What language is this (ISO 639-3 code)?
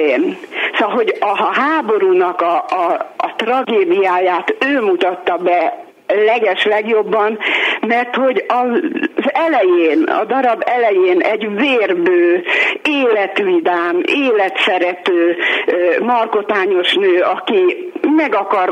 hun